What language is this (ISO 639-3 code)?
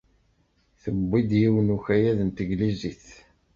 kab